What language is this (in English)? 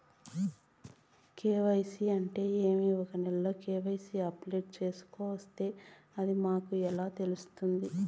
Telugu